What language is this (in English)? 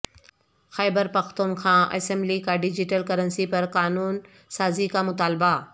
Urdu